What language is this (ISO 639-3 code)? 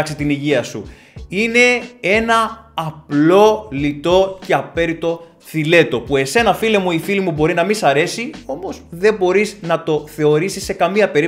ell